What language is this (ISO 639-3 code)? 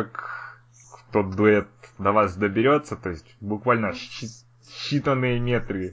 rus